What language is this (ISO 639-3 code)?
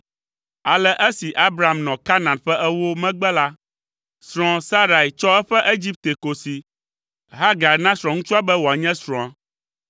ewe